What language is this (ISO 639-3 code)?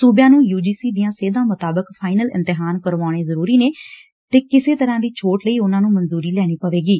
pan